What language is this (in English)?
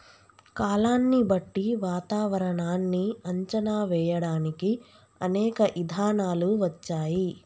Telugu